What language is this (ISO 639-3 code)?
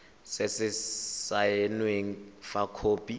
tsn